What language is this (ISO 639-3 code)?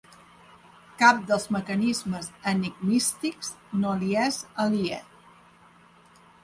cat